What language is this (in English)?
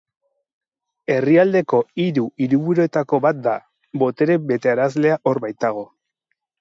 Basque